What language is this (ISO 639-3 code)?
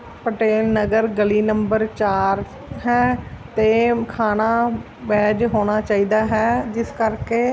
pan